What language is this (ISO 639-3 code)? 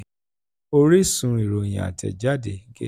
yor